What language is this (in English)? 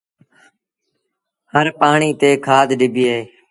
Sindhi Bhil